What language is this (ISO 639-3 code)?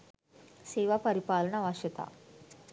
sin